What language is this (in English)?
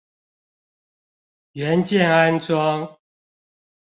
Chinese